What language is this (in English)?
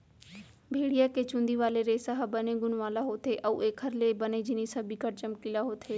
Chhattisgarhi